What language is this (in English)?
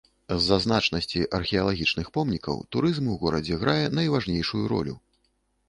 Belarusian